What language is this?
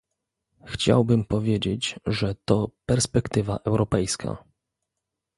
Polish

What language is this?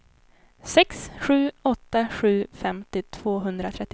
Swedish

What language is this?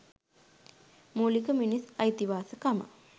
Sinhala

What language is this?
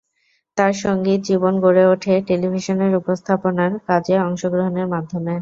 Bangla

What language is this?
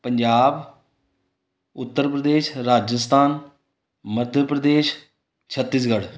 Punjabi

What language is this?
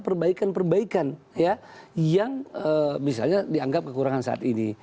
Indonesian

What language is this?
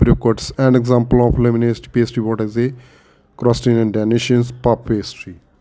Punjabi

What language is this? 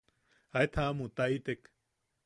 Yaqui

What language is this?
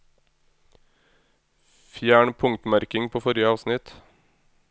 Norwegian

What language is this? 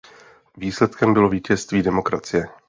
Czech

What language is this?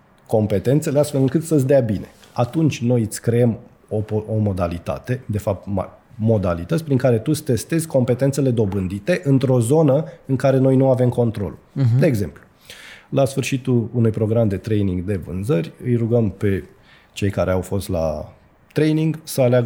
Romanian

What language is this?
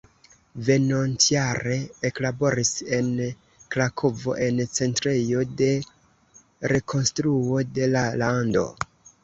Esperanto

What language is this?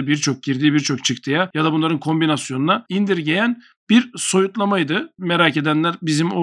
Turkish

